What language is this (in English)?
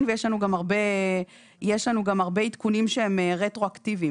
Hebrew